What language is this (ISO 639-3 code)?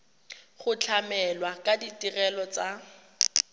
tsn